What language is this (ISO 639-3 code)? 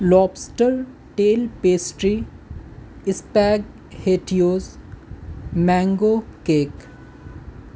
urd